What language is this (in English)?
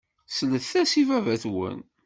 Kabyle